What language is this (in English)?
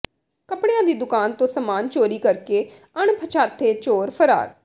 Punjabi